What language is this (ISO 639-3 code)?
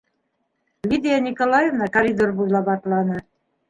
bak